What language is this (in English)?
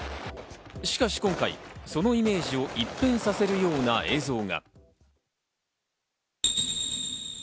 Japanese